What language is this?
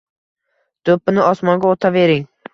Uzbek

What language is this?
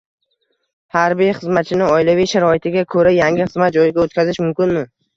Uzbek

